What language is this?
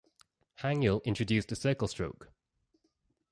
English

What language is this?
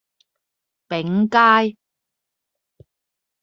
Cantonese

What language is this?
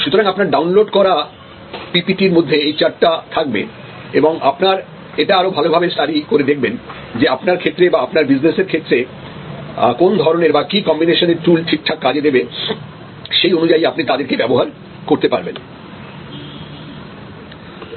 Bangla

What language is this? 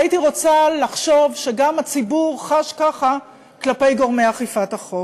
Hebrew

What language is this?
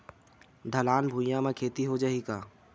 Chhattisgarhi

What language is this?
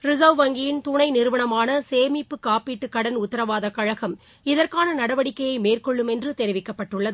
Tamil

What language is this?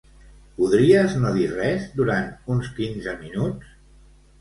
Catalan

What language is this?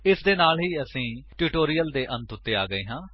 Punjabi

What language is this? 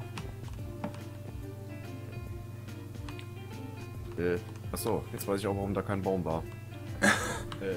German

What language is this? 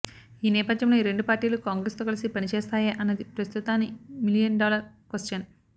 Telugu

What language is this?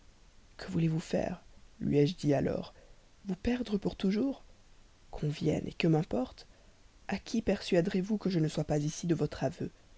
French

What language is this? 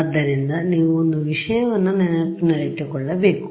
Kannada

